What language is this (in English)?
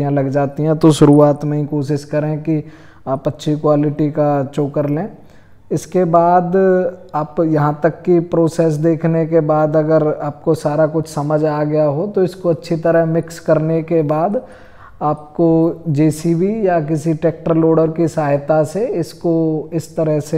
Hindi